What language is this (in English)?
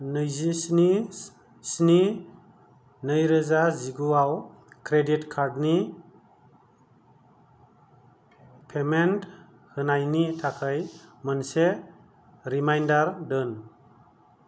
Bodo